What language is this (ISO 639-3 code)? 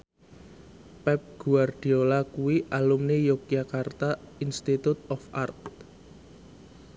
jav